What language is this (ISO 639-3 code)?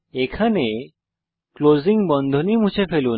ben